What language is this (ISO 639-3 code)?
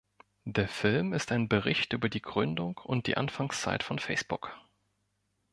deu